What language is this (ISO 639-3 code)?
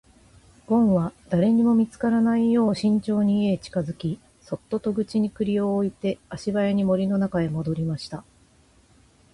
jpn